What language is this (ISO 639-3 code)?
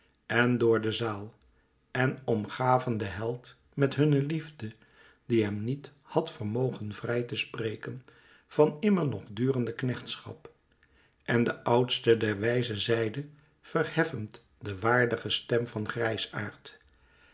nld